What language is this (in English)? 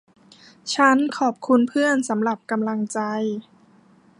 Thai